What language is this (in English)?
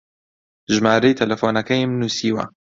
Central Kurdish